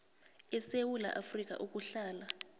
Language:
South Ndebele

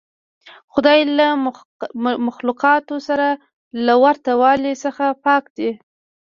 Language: Pashto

